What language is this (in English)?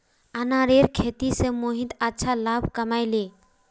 Magahi